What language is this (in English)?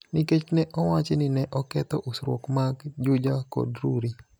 Luo (Kenya and Tanzania)